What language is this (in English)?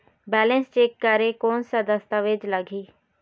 Chhattisgarhi